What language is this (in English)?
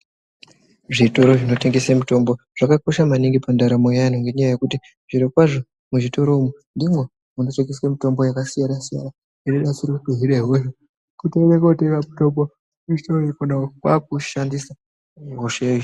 Ndau